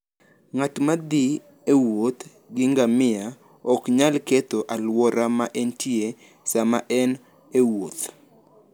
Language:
Luo (Kenya and Tanzania)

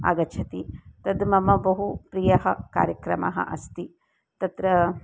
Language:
Sanskrit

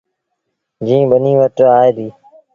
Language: Sindhi Bhil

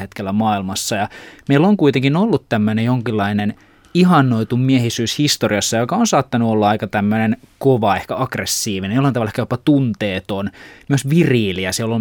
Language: Finnish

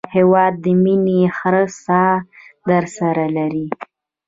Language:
Pashto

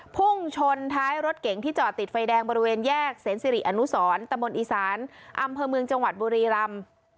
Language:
Thai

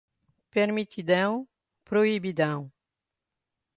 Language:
Portuguese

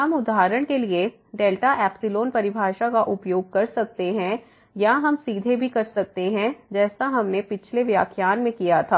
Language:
Hindi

